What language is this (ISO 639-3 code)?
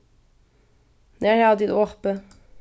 fao